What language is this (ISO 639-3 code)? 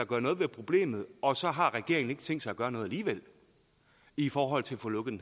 dan